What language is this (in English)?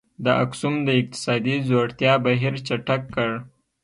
Pashto